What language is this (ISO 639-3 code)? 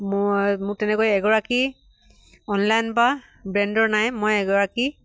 asm